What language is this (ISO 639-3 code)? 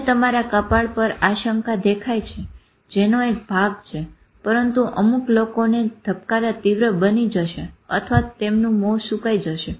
guj